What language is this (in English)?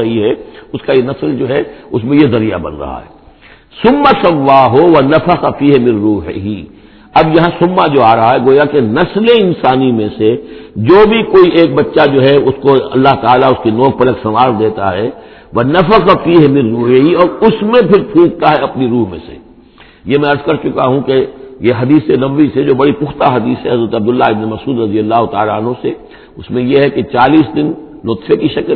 Urdu